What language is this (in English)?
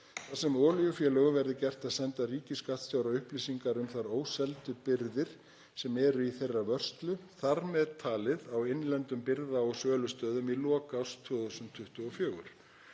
Icelandic